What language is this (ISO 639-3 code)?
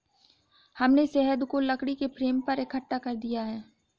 hin